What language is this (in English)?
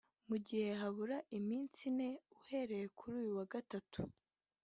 Kinyarwanda